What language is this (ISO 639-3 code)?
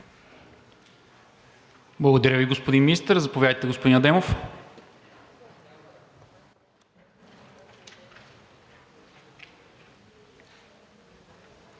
bul